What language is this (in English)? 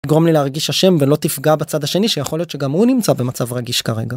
Hebrew